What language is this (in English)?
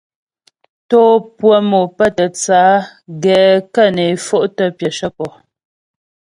Ghomala